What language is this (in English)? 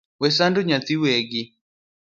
Luo (Kenya and Tanzania)